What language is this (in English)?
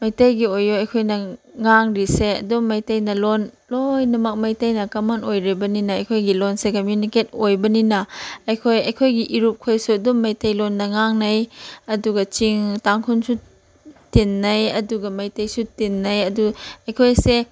Manipuri